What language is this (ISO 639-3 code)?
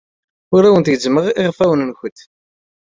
kab